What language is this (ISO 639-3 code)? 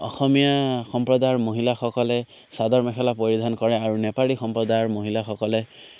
asm